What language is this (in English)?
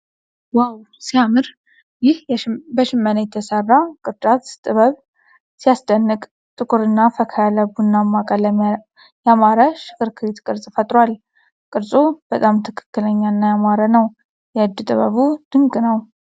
Amharic